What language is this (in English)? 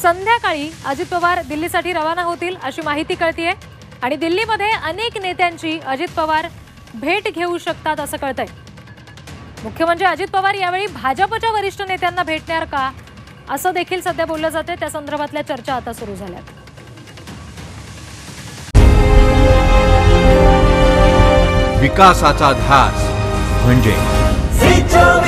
Hindi